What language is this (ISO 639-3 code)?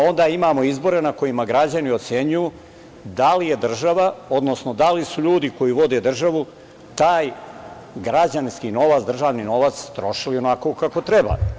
srp